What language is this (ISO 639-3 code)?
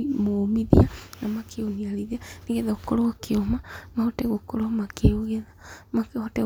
kik